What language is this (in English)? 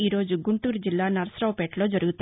Telugu